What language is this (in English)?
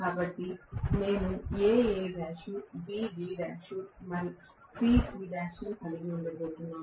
Telugu